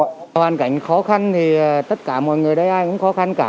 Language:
Vietnamese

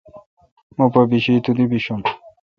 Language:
Kalkoti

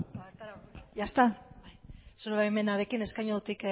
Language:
Basque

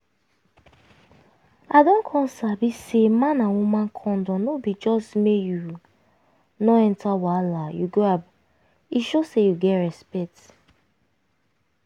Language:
Nigerian Pidgin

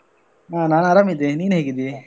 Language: Kannada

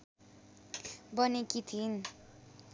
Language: Nepali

